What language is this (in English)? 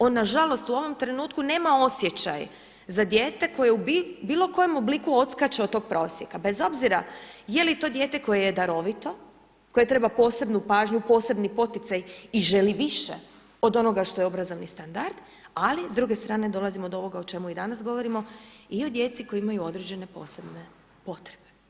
Croatian